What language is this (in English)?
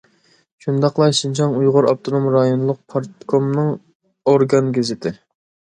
Uyghur